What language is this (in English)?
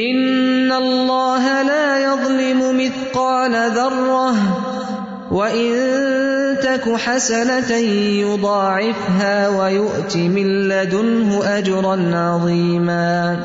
Urdu